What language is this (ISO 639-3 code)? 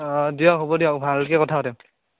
asm